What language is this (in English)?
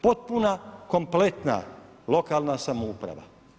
Croatian